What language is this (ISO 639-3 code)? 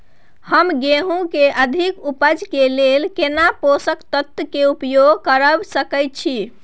mai